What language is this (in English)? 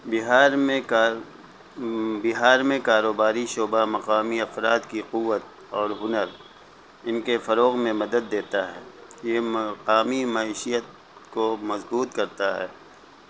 Urdu